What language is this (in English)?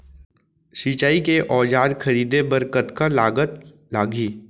Chhattisgarhi